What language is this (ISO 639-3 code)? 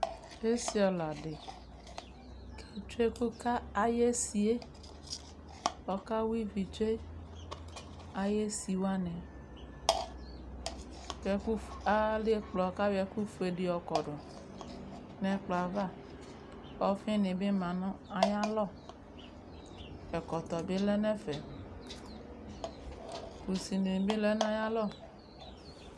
kpo